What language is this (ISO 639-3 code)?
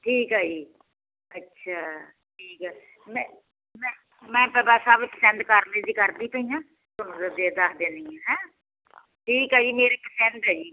pan